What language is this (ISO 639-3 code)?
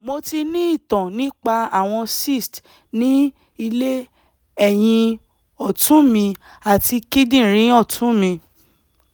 yor